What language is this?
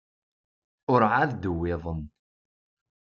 Kabyle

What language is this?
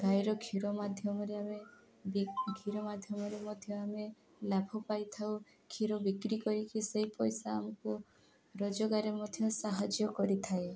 Odia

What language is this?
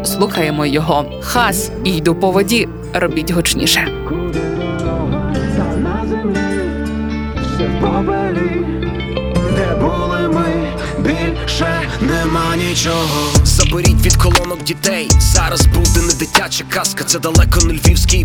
Ukrainian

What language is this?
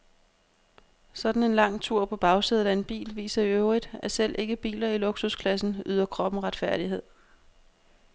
Danish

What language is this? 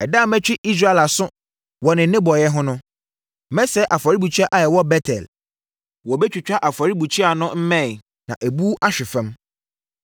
Akan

